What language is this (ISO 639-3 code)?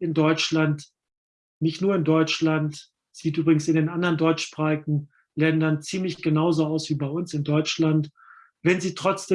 deu